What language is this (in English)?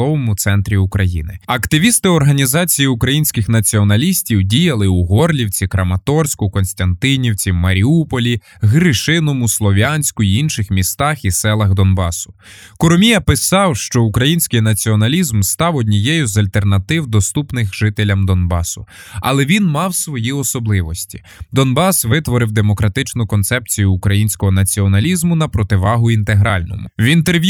Ukrainian